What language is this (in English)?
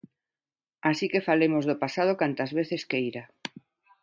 Galician